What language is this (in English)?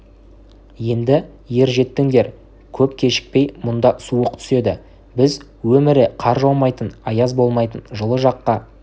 Kazakh